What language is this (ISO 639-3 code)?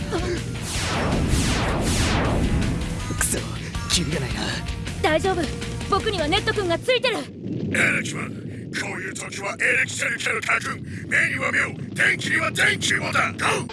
jpn